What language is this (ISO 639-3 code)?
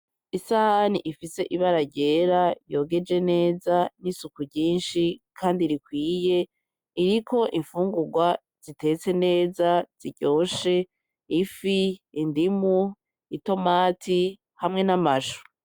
run